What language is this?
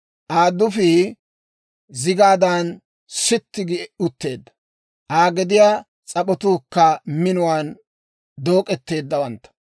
Dawro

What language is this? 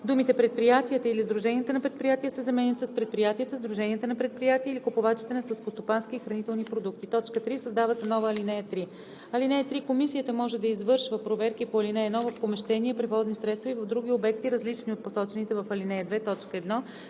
Bulgarian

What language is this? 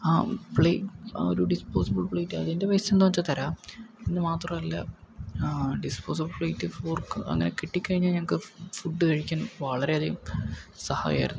Malayalam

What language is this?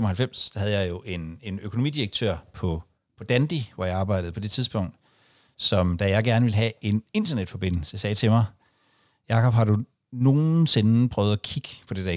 Danish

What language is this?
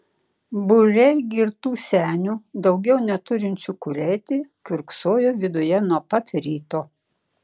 Lithuanian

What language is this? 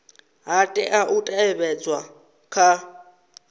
Venda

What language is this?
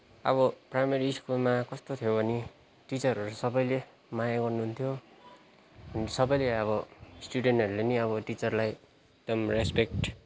Nepali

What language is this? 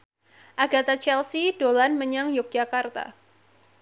Javanese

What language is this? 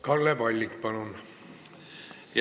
Estonian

